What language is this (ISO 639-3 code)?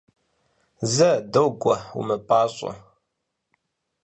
kbd